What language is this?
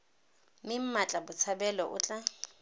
Tswana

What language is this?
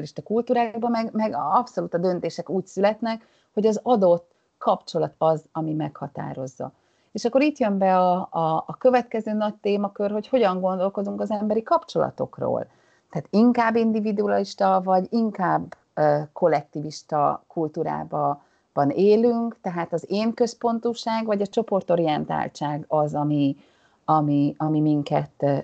Hungarian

